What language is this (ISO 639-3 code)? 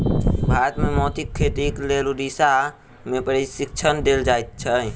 mai